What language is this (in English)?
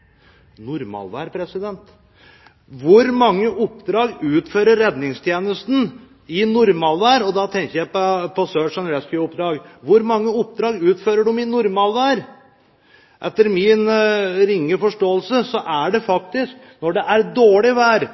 Norwegian Bokmål